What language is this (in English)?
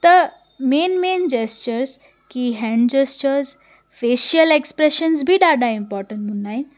Sindhi